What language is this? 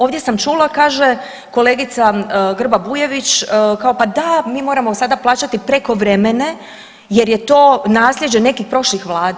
Croatian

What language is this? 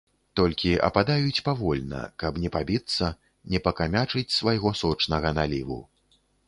Belarusian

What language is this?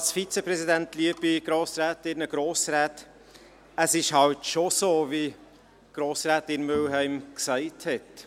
Swiss German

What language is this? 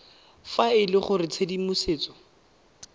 Tswana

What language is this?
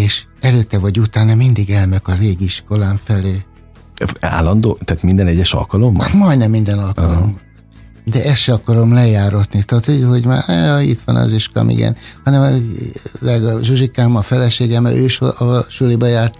Hungarian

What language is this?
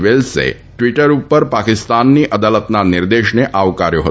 Gujarati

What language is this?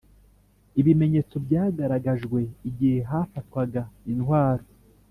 Kinyarwanda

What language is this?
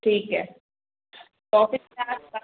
Hindi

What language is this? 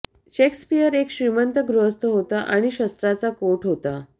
Marathi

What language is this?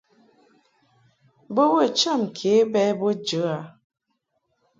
Mungaka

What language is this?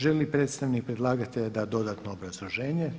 Croatian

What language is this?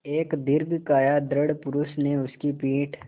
Hindi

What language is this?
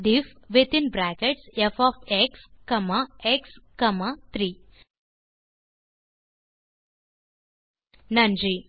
Tamil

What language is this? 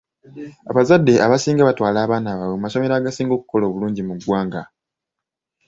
Ganda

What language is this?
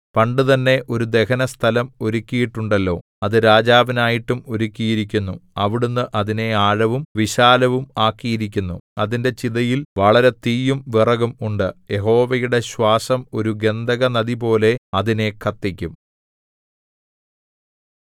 Malayalam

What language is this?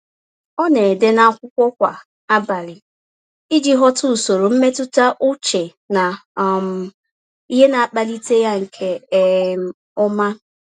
Igbo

